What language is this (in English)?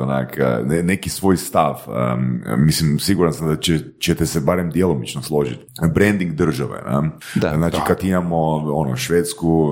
Croatian